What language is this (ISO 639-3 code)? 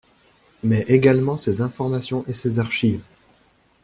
fra